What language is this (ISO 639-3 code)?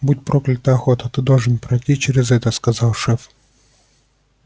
rus